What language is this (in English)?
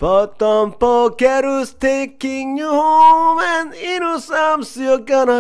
Korean